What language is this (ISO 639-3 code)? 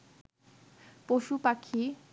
ben